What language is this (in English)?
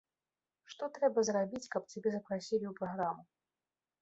Belarusian